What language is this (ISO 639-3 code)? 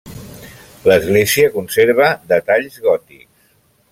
cat